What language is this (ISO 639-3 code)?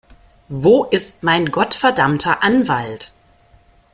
deu